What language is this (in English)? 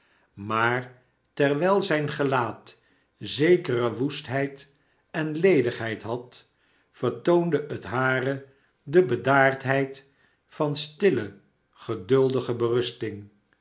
Dutch